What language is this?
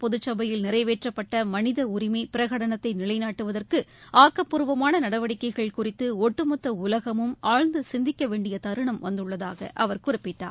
Tamil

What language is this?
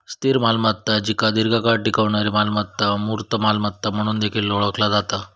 Marathi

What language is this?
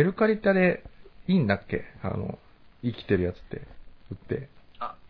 Japanese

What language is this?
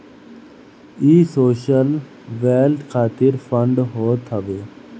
Bhojpuri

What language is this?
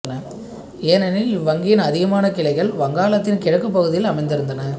Tamil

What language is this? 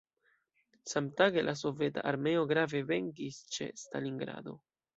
Esperanto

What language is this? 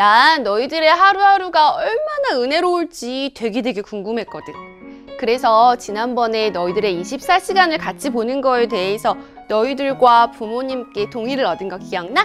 Korean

